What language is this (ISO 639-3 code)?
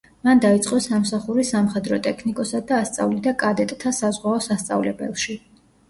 kat